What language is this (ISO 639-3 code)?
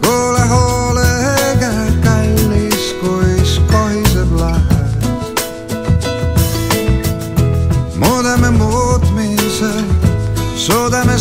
nld